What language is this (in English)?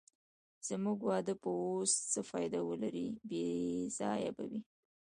Pashto